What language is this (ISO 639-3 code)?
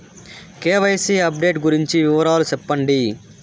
tel